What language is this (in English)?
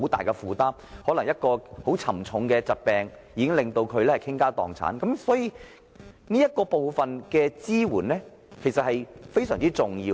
Cantonese